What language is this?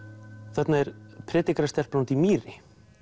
Icelandic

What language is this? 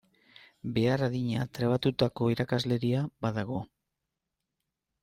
Basque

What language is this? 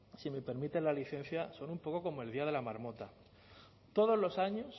Spanish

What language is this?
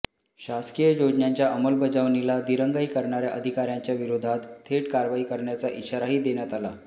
Marathi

